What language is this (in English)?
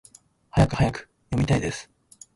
Japanese